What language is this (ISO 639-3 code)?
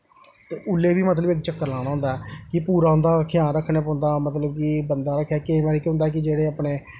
doi